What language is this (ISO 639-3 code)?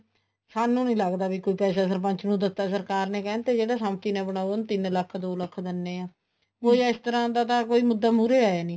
pan